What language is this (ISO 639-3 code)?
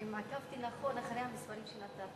heb